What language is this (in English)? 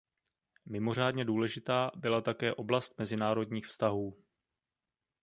Czech